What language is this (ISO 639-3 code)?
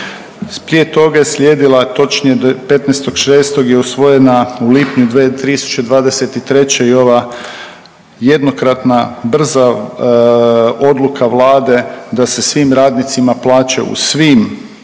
hrv